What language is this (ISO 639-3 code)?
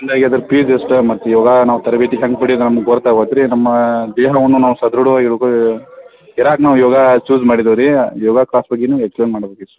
kan